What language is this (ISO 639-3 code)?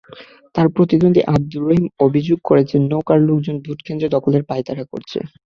ben